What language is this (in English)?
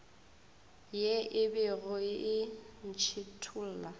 Northern Sotho